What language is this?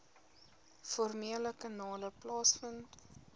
Afrikaans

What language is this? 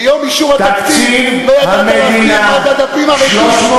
Hebrew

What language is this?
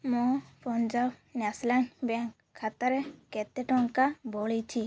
Odia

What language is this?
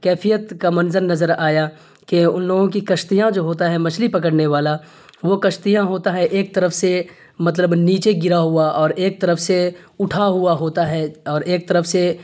Urdu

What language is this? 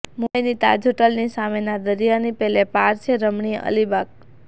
Gujarati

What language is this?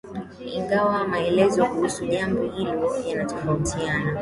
Swahili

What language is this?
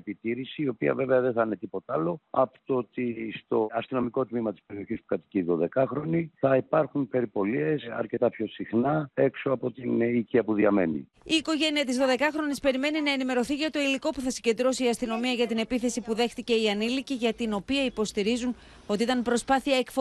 Greek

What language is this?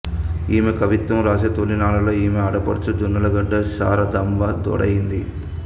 Telugu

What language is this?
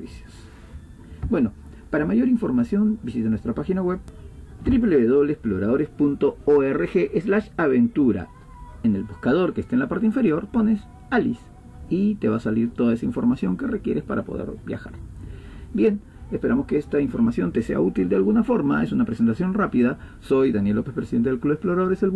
Spanish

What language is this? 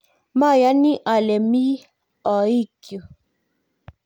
Kalenjin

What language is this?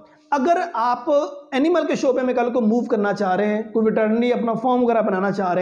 Hindi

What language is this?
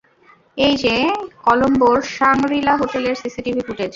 Bangla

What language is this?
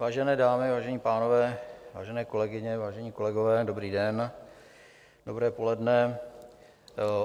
Czech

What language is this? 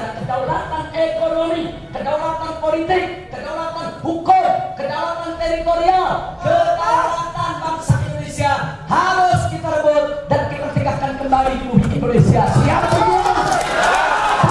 Indonesian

